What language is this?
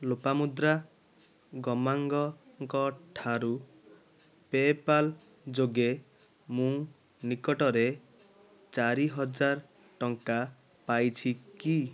Odia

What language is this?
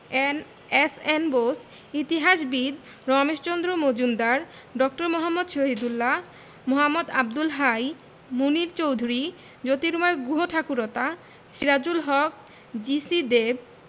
Bangla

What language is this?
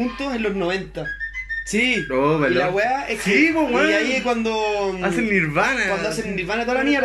Spanish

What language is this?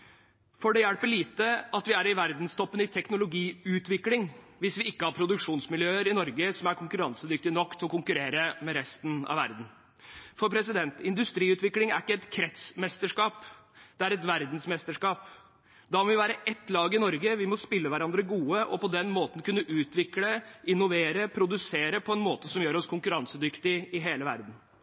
Norwegian Bokmål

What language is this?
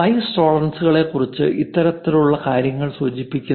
Malayalam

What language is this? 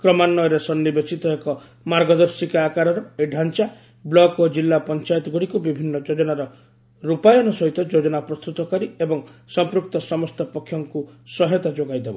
Odia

